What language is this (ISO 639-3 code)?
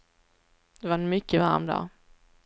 swe